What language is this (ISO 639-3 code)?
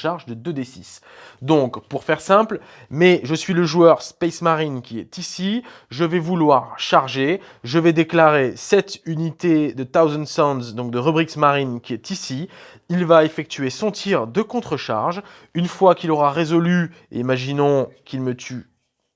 fra